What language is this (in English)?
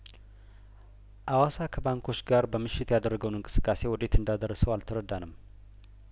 Amharic